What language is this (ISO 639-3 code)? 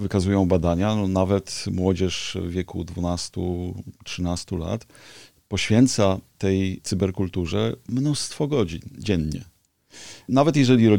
pol